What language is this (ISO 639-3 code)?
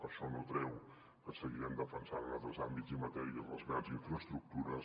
cat